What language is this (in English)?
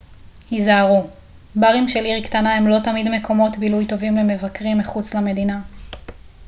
Hebrew